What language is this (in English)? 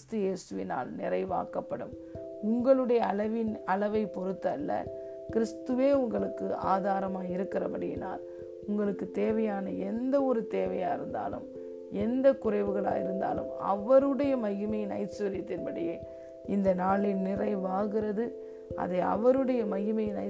Tamil